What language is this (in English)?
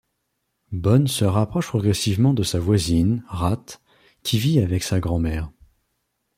French